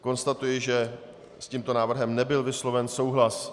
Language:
Czech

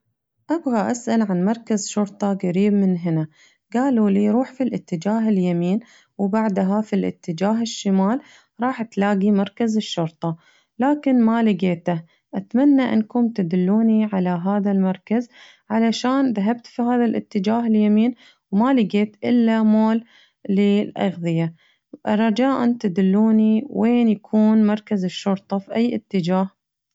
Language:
Najdi Arabic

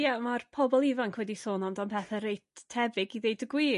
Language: Welsh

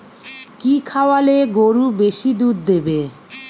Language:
Bangla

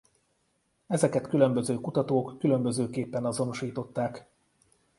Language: Hungarian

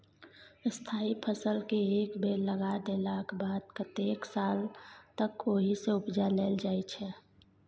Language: Maithili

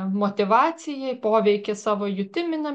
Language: Lithuanian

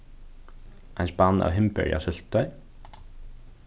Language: Faroese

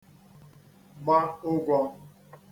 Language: Igbo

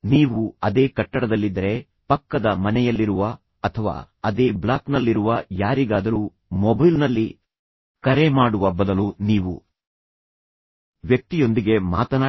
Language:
Kannada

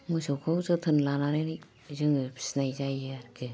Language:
Bodo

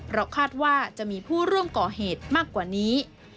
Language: Thai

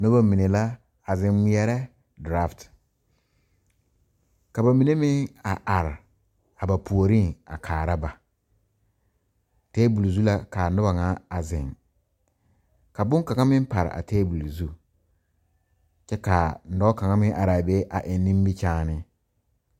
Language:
Southern Dagaare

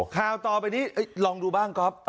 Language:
Thai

